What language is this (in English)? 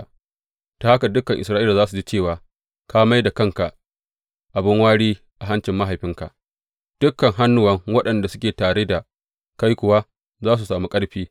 Hausa